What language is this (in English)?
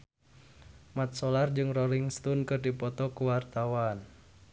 Sundanese